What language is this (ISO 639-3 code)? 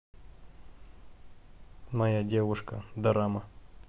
rus